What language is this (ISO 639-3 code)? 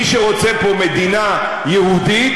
heb